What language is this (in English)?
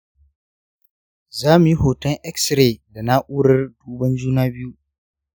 Hausa